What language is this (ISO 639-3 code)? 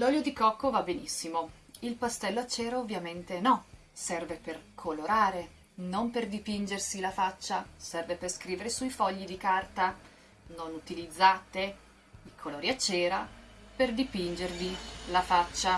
ita